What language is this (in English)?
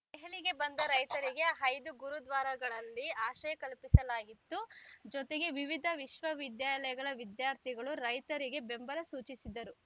Kannada